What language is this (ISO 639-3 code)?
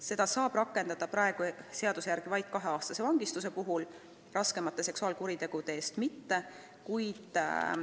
est